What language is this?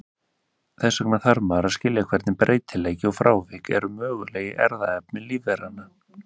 Icelandic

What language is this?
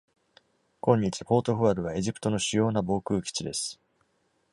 Japanese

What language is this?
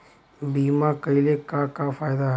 Bhojpuri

